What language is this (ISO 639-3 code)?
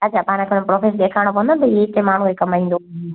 snd